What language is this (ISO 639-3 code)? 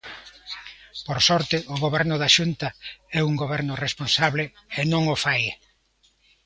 glg